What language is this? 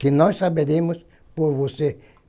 Portuguese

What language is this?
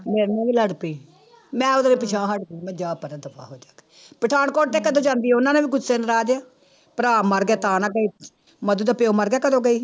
Punjabi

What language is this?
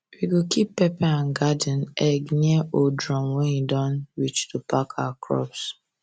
Nigerian Pidgin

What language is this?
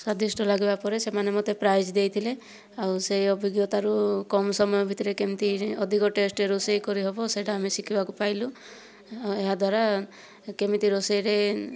Odia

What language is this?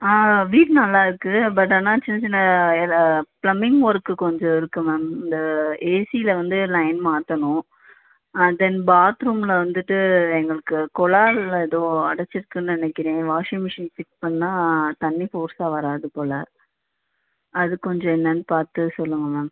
Tamil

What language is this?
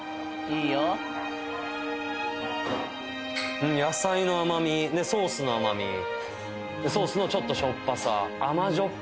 Japanese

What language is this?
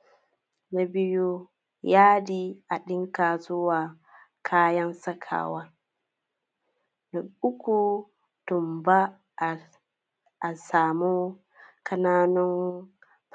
Hausa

